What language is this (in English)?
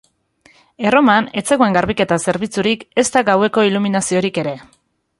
Basque